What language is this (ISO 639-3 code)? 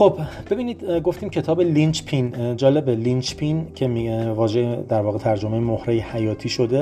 fas